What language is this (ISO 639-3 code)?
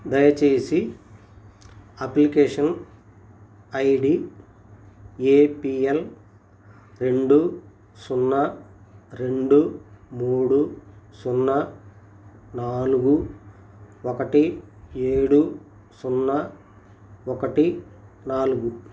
tel